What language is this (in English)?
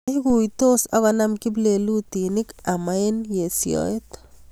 Kalenjin